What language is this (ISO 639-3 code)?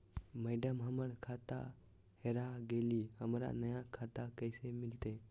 mag